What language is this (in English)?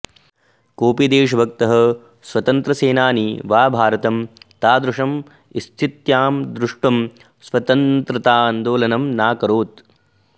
Sanskrit